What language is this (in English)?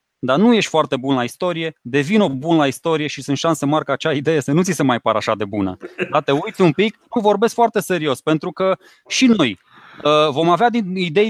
Romanian